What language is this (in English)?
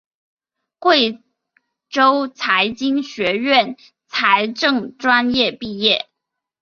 Chinese